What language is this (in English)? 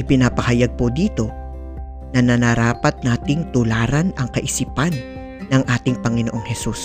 Filipino